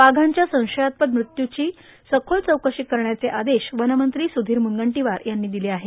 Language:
Marathi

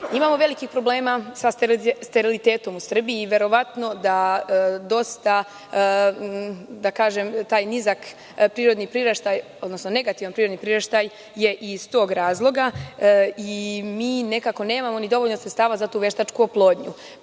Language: Serbian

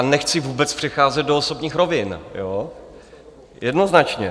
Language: Czech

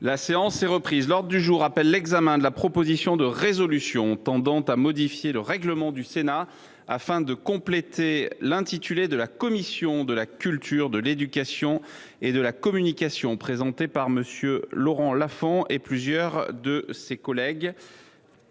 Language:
French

